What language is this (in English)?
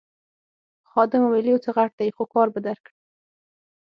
Pashto